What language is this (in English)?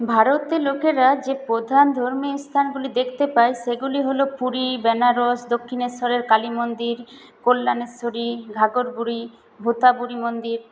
Bangla